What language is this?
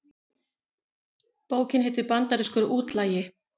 Icelandic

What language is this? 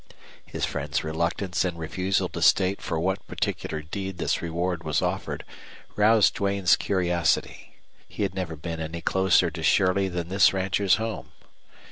English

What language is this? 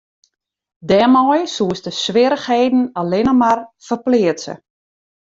Western Frisian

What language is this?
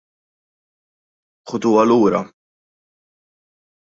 Maltese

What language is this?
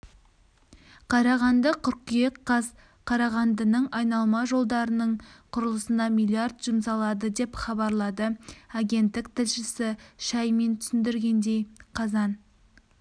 Kazakh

